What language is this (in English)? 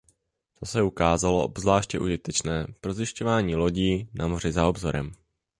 Czech